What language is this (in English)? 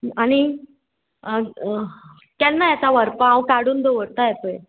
Konkani